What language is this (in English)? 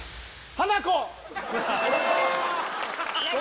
Japanese